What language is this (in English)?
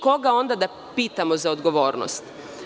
Serbian